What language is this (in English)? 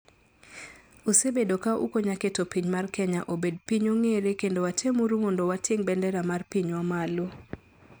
Luo (Kenya and Tanzania)